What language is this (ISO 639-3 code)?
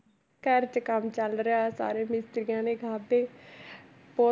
pan